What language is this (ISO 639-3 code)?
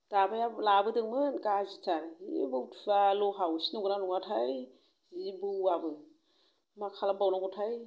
brx